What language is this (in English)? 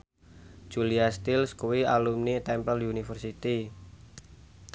Javanese